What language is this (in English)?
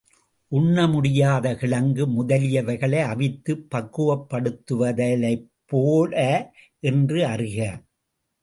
Tamil